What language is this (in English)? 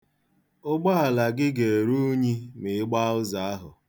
Igbo